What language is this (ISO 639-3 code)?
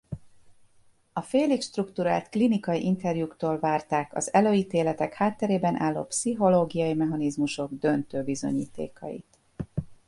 hun